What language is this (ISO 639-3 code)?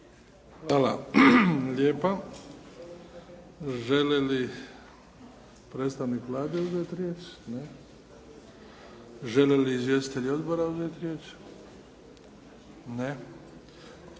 hrv